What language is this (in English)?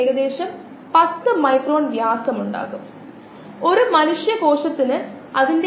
Malayalam